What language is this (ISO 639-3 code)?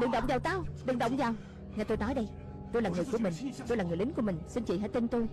vie